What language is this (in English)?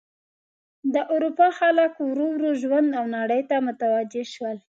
Pashto